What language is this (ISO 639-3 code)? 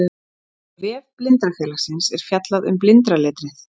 isl